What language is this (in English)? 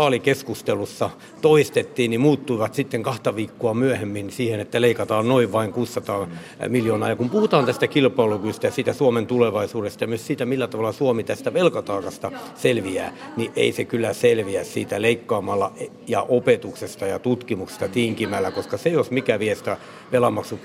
Finnish